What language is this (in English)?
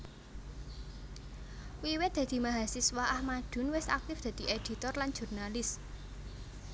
Javanese